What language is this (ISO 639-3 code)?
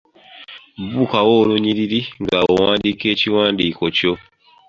lug